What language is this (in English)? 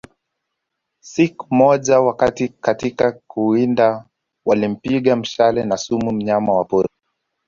Swahili